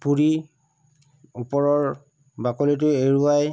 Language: Assamese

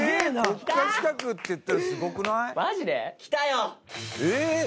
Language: Japanese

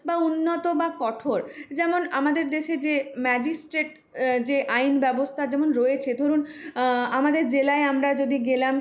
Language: Bangla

